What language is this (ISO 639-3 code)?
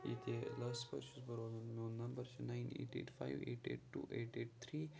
kas